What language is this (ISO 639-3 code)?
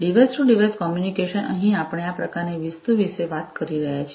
guj